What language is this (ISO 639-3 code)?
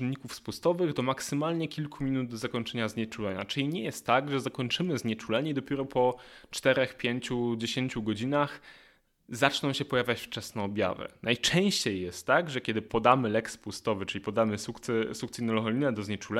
pol